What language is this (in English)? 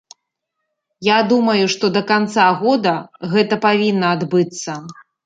Belarusian